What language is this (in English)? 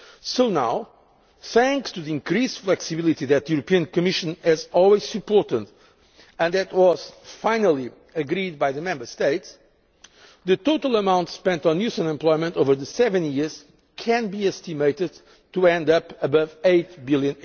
English